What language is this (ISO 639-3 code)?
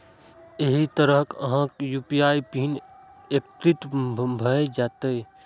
mai